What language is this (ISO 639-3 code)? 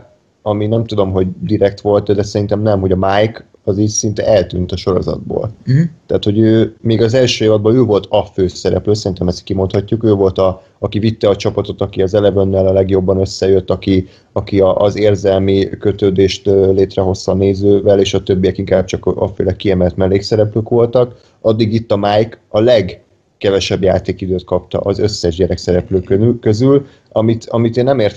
hun